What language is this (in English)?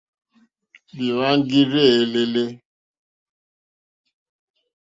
Mokpwe